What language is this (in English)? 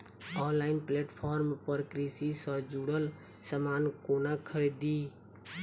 Maithili